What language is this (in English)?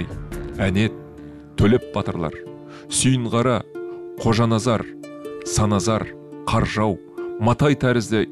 Turkish